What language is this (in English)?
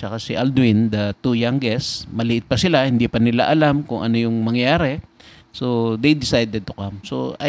Filipino